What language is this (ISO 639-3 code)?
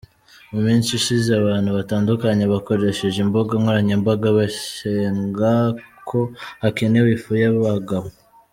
kin